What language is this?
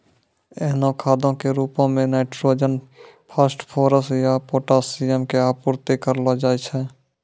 Maithili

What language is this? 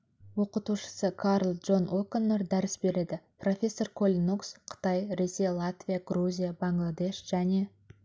Kazakh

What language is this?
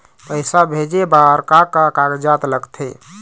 Chhattisgarhi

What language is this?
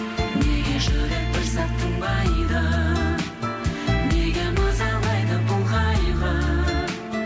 Kazakh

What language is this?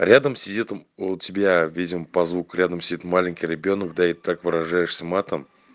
Russian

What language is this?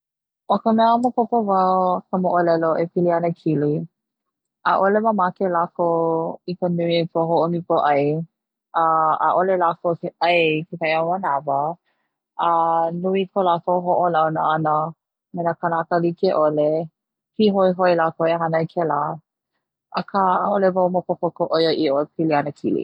Hawaiian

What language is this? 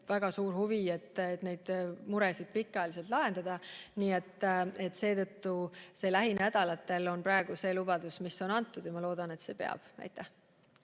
Estonian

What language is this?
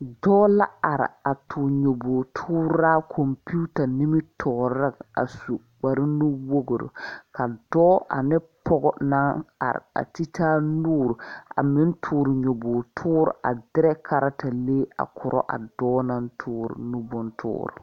Southern Dagaare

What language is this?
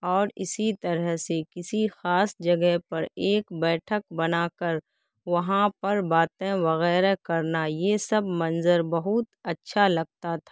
Urdu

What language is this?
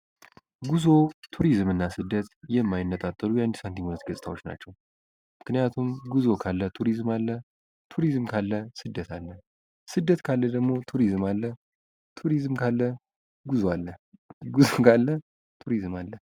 Amharic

